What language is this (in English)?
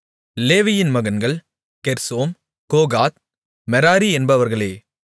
Tamil